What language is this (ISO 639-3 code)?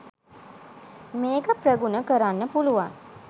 sin